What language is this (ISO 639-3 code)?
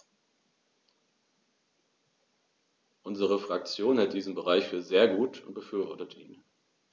deu